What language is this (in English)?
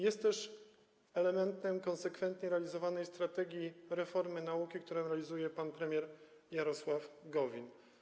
Polish